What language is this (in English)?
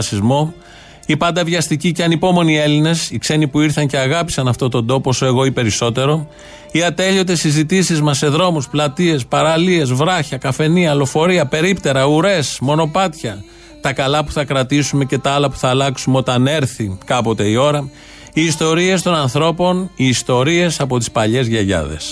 Greek